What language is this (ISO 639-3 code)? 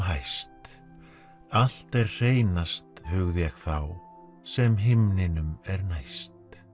isl